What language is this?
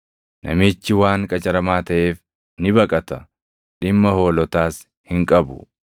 Oromo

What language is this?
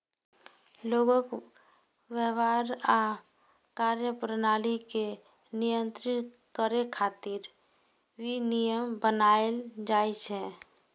Maithili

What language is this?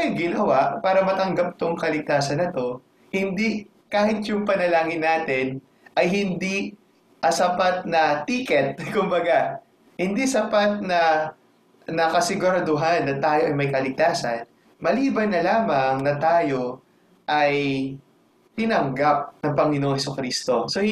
Filipino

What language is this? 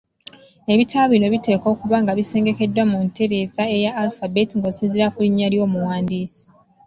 Ganda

